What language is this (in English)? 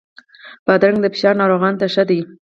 Pashto